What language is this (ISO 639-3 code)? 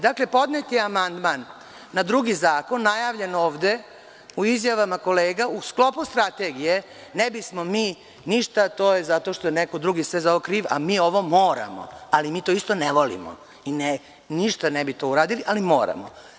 srp